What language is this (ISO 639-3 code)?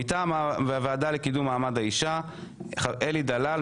heb